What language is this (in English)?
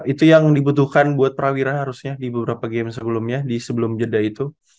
Indonesian